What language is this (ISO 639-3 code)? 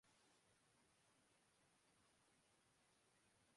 urd